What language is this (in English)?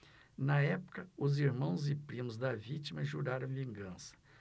Portuguese